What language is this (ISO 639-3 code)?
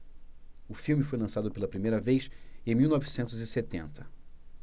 por